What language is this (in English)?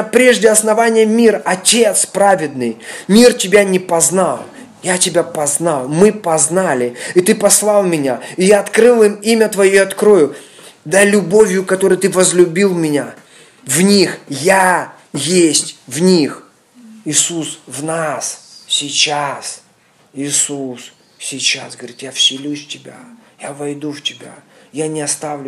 Russian